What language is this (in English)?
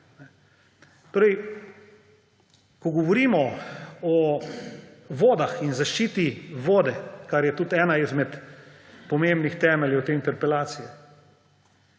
Slovenian